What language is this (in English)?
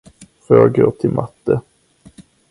Swedish